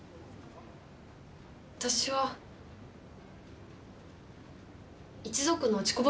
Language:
Japanese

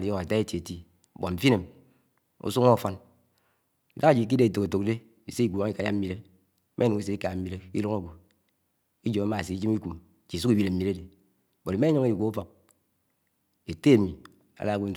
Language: Anaang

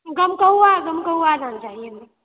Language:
Maithili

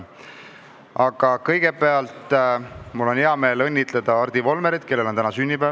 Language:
Estonian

